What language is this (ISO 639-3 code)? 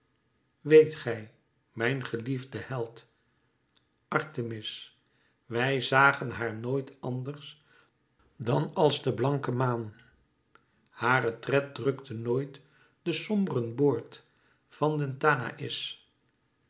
nld